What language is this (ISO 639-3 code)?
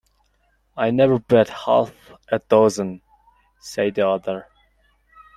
eng